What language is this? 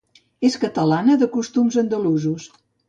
Catalan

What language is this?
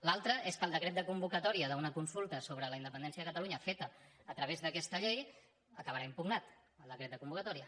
Catalan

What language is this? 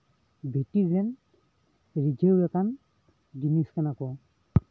Santali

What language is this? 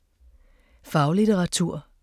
Danish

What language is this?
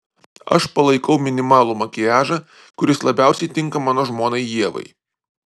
Lithuanian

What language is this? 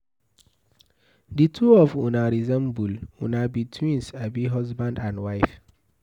Nigerian Pidgin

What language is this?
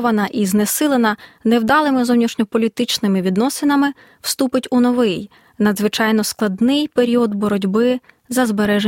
Ukrainian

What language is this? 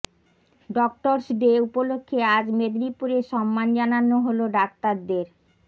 Bangla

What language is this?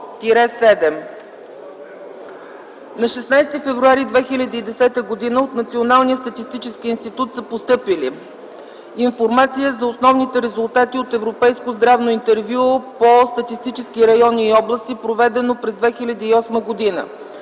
Bulgarian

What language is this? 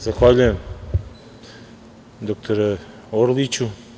Serbian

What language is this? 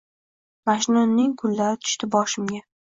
Uzbek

